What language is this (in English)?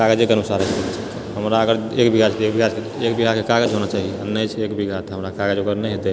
Maithili